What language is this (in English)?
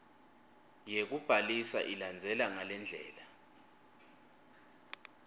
Swati